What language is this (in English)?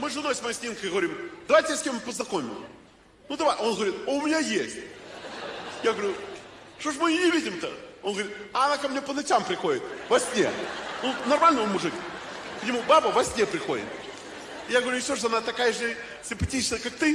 Russian